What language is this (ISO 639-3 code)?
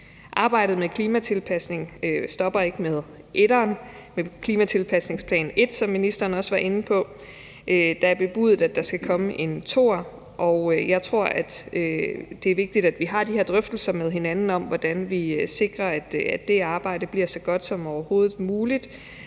dan